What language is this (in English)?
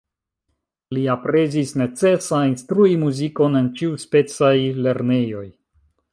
Esperanto